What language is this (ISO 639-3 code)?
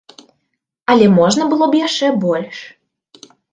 bel